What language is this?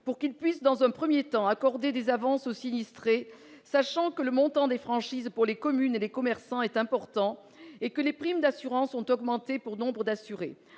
French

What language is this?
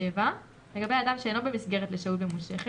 Hebrew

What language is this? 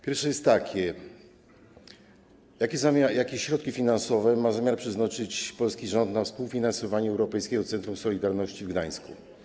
Polish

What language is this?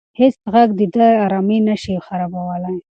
Pashto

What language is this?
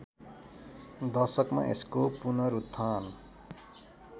Nepali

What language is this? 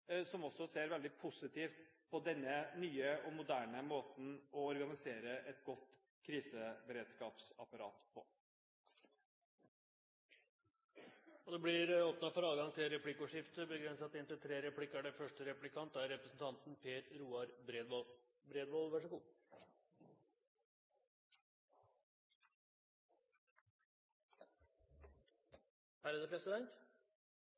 Norwegian Bokmål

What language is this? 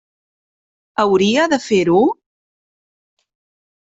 Catalan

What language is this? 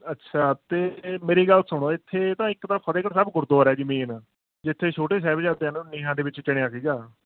Punjabi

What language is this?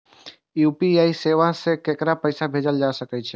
Maithili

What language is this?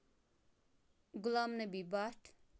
Kashmiri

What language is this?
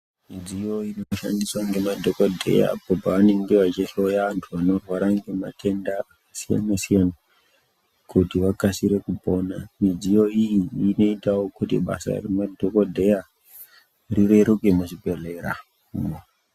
Ndau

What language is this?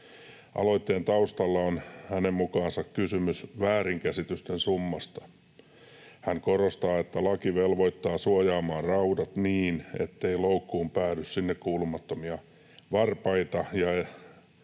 Finnish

